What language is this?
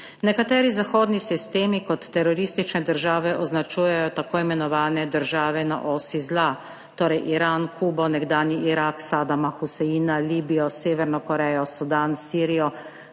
Slovenian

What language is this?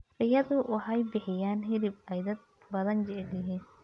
Somali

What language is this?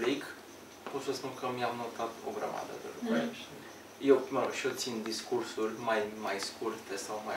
Romanian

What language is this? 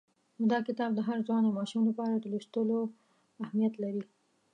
Pashto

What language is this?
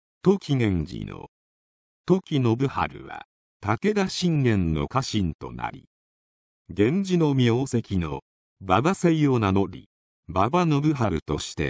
Japanese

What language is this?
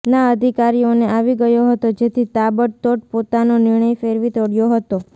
Gujarati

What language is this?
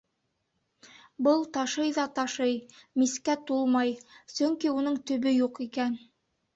Bashkir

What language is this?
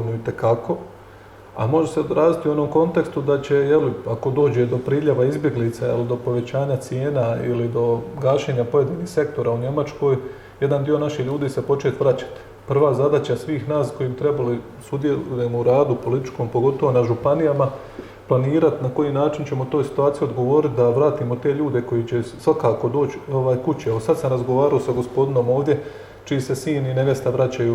Croatian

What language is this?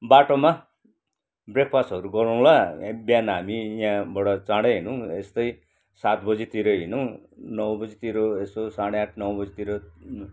Nepali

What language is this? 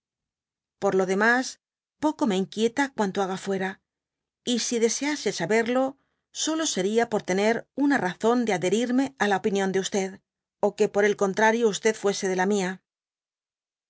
Spanish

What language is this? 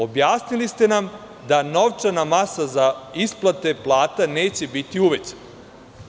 Serbian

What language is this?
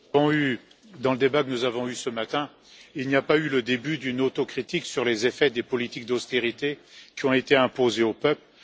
French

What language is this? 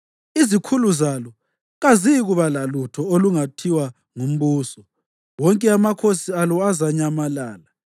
North Ndebele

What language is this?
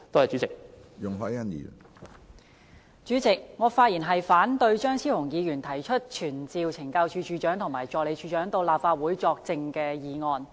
Cantonese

